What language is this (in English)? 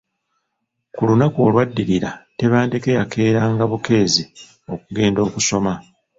Ganda